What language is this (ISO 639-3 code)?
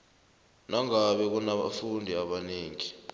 nbl